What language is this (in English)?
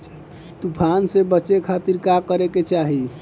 Bhojpuri